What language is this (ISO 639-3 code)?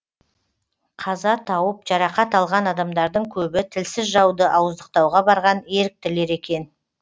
kaz